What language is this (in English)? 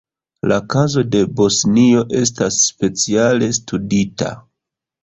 Esperanto